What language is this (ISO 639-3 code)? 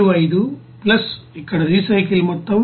tel